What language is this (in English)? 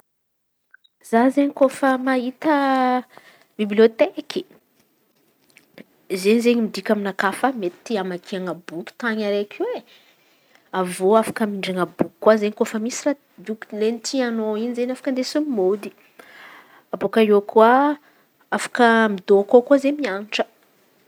Antankarana Malagasy